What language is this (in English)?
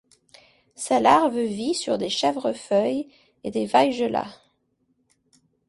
French